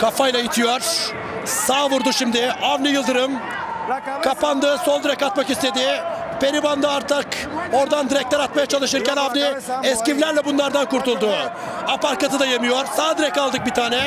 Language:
Turkish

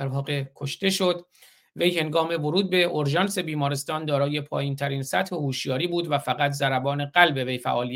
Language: Persian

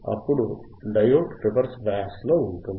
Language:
Telugu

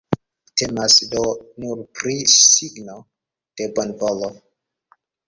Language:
Esperanto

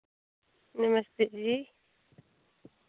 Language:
Dogri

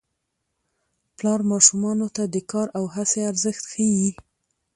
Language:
Pashto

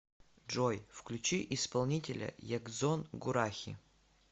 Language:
Russian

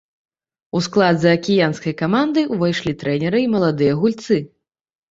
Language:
Belarusian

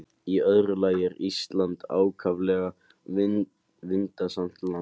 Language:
Icelandic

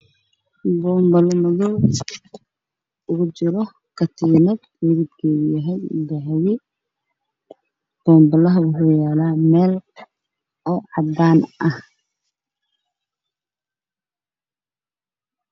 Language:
Somali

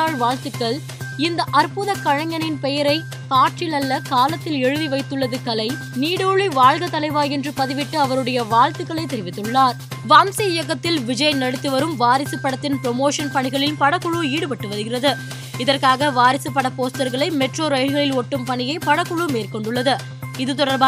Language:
Tamil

